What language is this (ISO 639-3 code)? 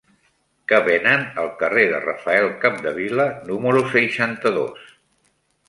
cat